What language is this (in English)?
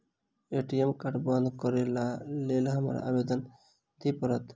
Maithili